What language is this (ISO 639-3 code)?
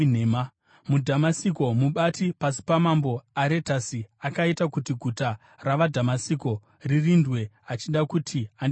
sna